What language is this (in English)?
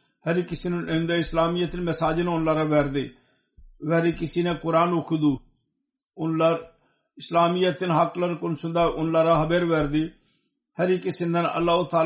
Turkish